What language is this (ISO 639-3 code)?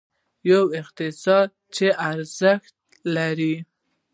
pus